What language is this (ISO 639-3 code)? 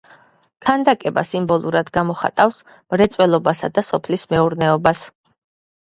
kat